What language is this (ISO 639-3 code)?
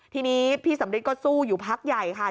tha